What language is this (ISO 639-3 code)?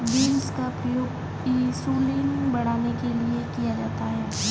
hin